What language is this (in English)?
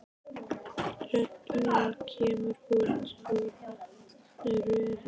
Icelandic